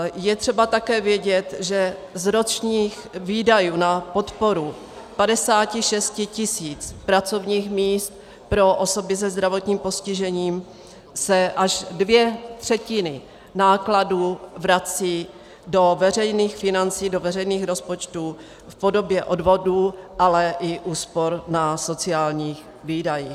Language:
Czech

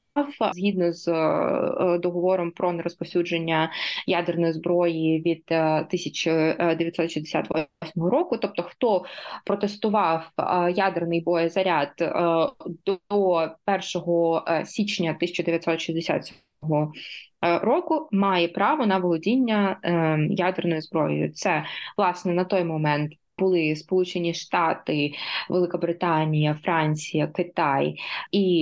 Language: Ukrainian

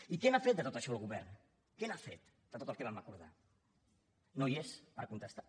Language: Catalan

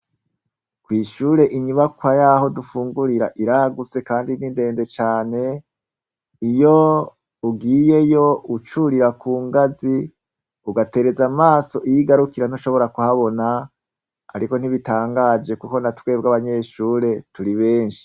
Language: Rundi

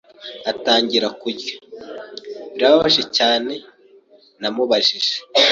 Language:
Kinyarwanda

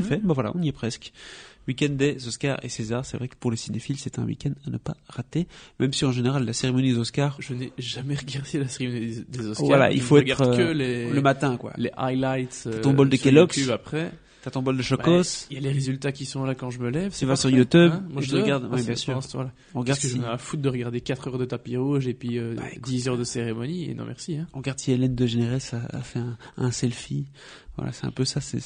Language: French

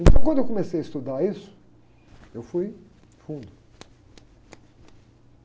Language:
Portuguese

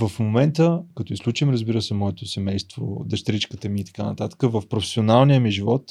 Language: Bulgarian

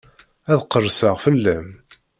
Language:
Kabyle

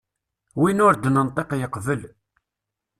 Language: Kabyle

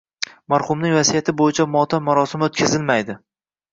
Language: Uzbek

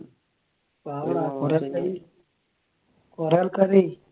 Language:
Malayalam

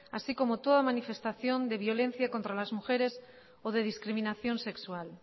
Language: Spanish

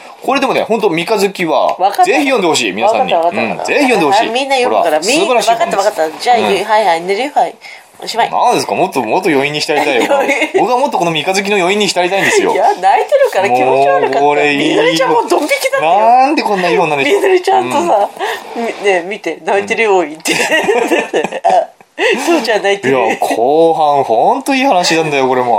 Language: Japanese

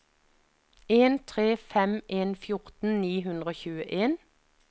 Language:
Norwegian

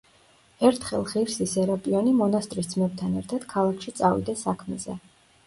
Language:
Georgian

